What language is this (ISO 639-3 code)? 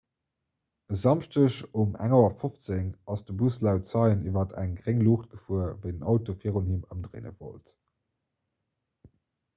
ltz